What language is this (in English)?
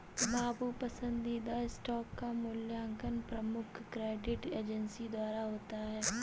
Hindi